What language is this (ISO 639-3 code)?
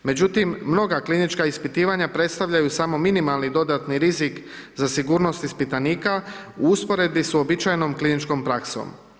hrv